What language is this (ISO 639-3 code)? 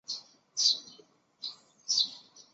zho